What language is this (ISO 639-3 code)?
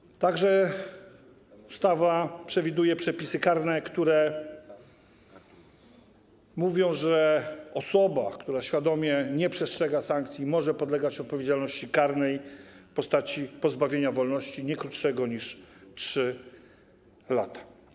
pol